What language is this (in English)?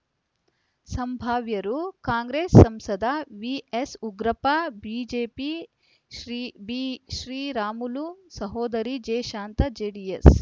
Kannada